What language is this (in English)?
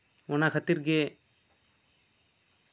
Santali